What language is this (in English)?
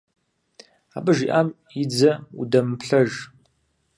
Kabardian